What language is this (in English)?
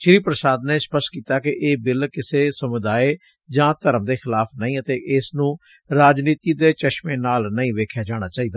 Punjabi